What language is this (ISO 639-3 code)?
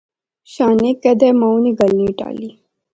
phr